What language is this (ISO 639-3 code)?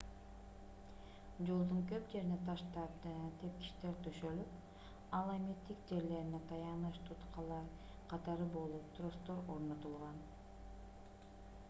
kir